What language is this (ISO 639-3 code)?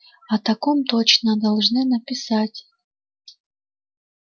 rus